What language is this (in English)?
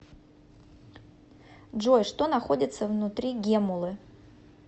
Russian